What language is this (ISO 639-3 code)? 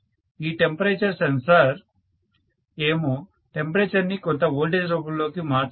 tel